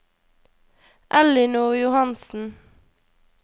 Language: Norwegian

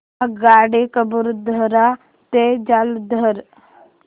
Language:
Marathi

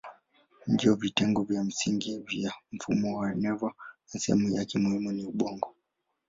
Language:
Swahili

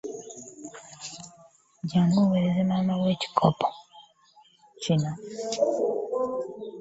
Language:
Ganda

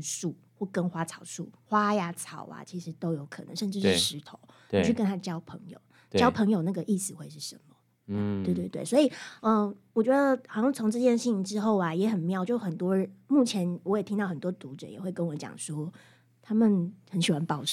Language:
Chinese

